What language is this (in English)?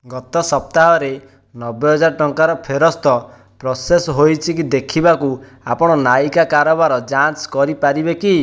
Odia